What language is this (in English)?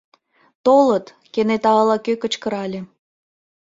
Mari